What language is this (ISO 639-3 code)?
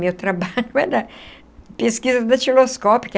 por